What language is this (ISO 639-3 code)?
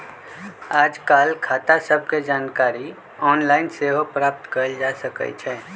mag